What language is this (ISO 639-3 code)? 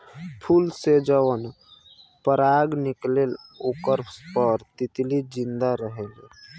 bho